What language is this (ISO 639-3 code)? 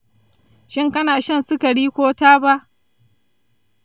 hau